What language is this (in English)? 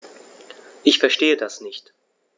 German